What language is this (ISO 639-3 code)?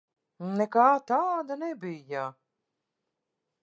lav